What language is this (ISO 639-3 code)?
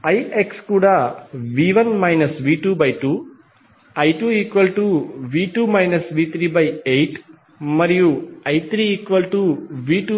tel